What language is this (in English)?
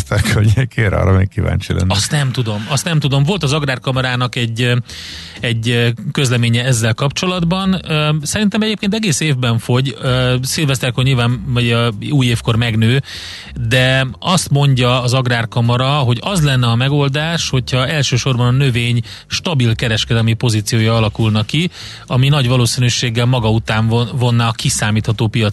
Hungarian